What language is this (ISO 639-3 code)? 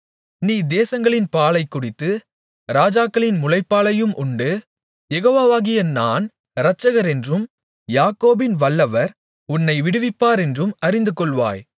tam